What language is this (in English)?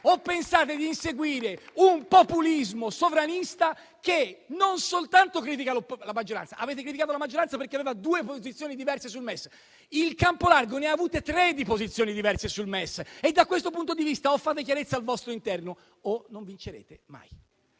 Italian